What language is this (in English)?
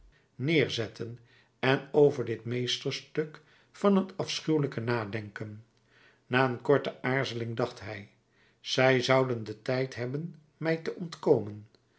Dutch